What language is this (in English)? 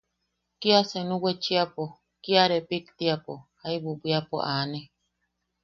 Yaqui